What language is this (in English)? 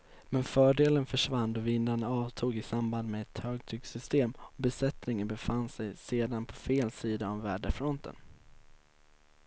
Swedish